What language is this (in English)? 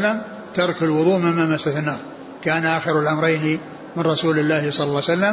Arabic